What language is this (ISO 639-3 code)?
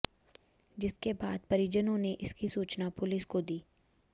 hin